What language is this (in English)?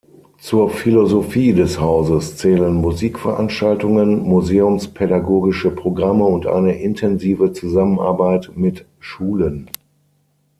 German